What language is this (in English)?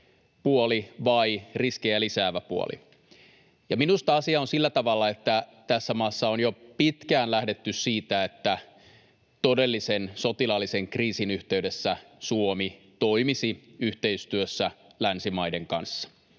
Finnish